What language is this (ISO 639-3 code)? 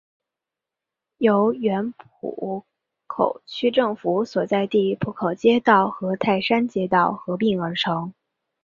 zho